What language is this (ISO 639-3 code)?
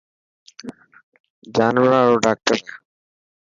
mki